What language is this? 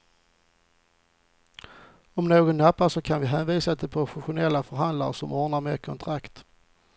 Swedish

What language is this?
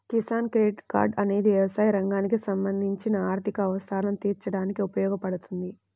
Telugu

